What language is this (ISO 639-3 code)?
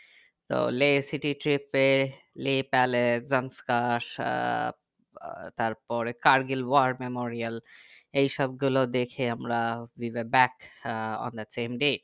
ben